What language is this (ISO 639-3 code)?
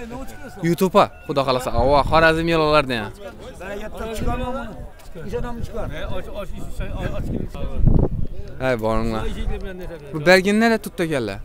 tur